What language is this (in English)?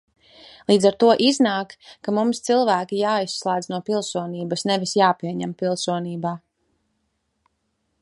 Latvian